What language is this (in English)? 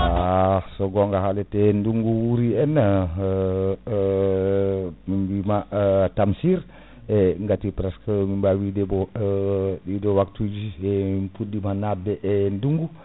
Fula